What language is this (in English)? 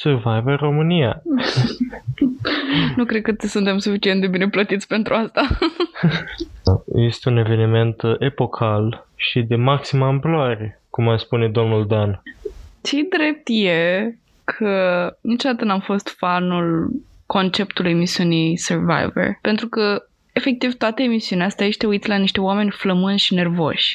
Romanian